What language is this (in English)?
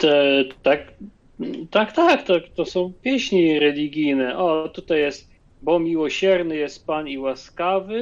Polish